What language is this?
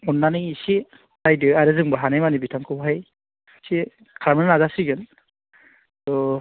Bodo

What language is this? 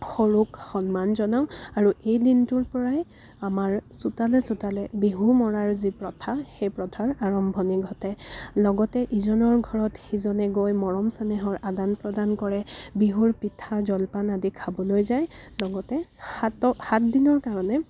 Assamese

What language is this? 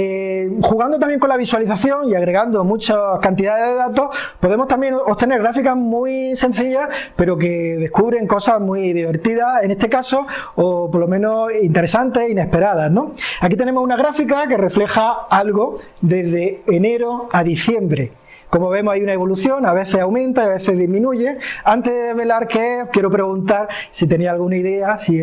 Spanish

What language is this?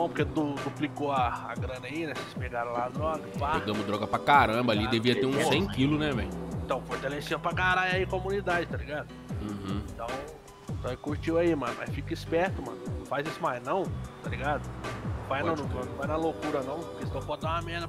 Portuguese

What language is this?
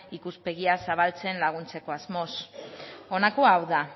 Basque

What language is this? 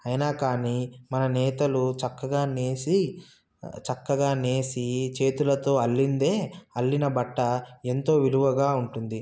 Telugu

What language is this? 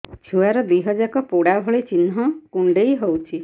Odia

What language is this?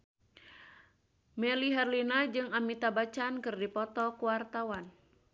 Sundanese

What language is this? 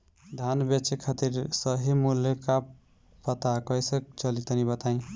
Bhojpuri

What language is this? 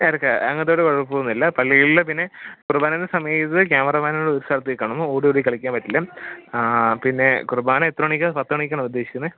Malayalam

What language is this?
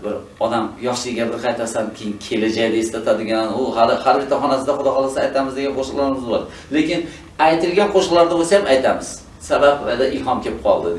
Turkish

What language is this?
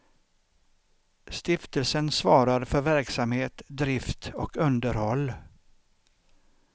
Swedish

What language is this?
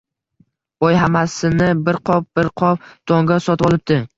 Uzbek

